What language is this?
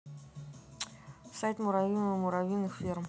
Russian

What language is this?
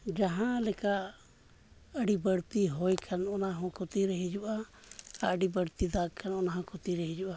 Santali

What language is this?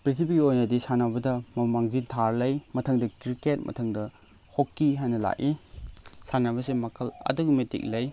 Manipuri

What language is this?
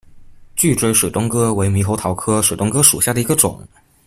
Chinese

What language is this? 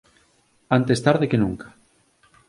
Galician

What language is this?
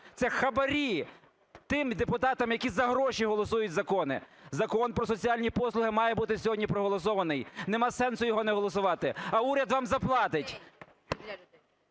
Ukrainian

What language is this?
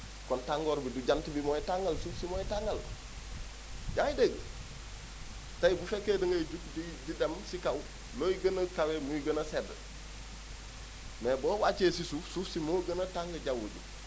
Wolof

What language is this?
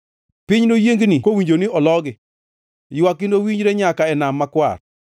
Luo (Kenya and Tanzania)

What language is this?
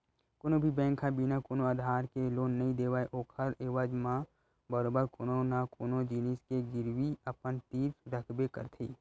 Chhattisgarhi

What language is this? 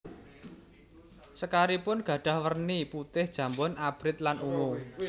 Javanese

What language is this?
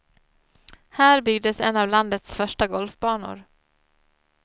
Swedish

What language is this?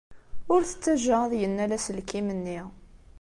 Kabyle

